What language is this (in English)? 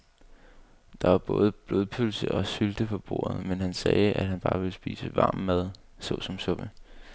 Danish